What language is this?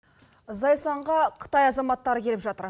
Kazakh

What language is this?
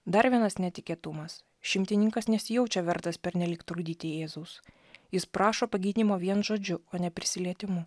Lithuanian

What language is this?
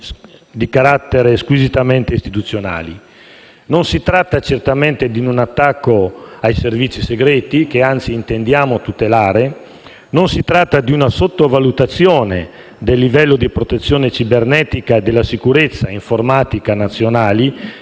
Italian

